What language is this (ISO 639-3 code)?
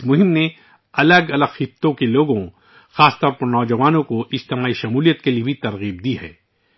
urd